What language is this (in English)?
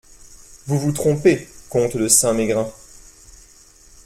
French